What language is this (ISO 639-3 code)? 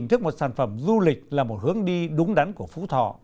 vie